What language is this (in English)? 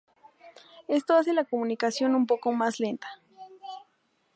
Spanish